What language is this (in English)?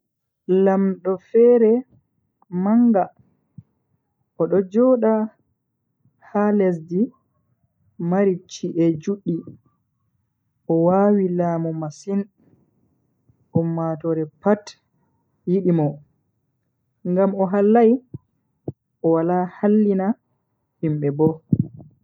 Bagirmi Fulfulde